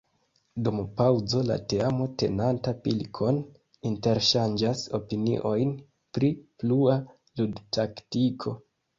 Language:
Esperanto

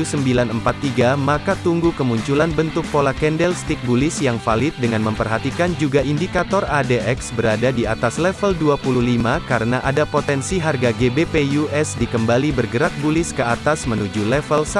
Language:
Indonesian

